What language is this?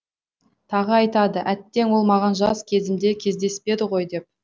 Kazakh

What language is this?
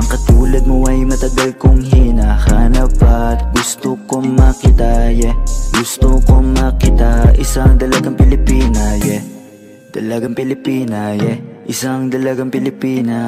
Korean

